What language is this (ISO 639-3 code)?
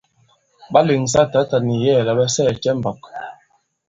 abb